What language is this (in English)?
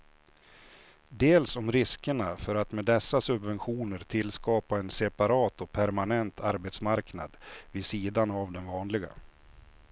Swedish